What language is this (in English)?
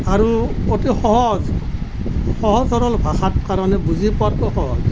Assamese